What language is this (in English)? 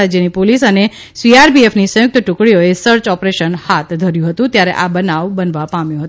Gujarati